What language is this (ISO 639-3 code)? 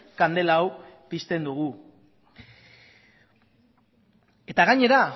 eus